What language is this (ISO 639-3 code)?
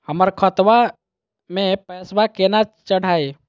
mag